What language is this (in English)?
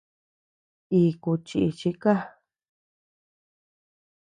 Tepeuxila Cuicatec